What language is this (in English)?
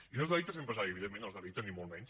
Catalan